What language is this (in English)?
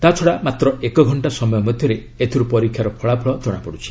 Odia